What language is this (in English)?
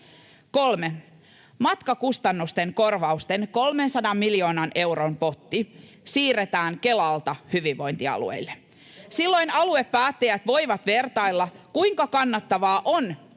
Finnish